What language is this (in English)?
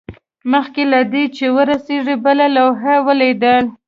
Pashto